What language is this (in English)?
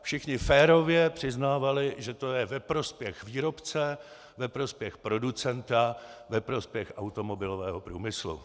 Czech